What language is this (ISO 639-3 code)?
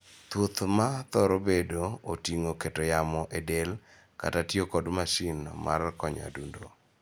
luo